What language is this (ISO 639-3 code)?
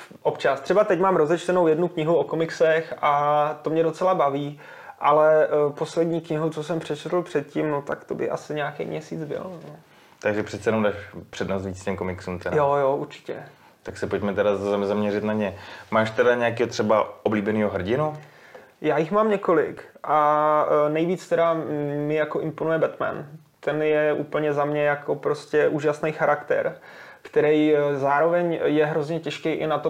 ces